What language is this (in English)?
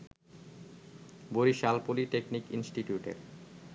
Bangla